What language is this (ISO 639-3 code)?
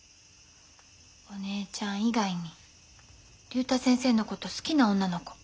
jpn